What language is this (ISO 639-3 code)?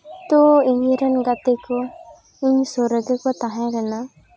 sat